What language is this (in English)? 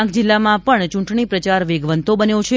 Gujarati